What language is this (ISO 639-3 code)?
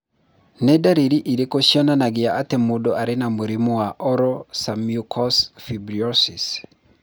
kik